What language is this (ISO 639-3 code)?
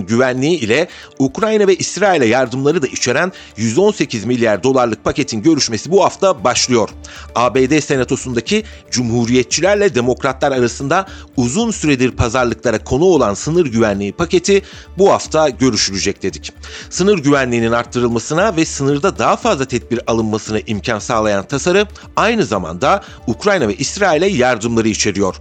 tur